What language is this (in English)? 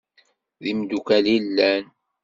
Kabyle